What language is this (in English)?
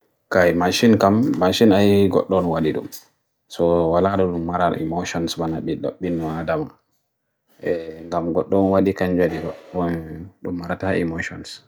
Bagirmi Fulfulde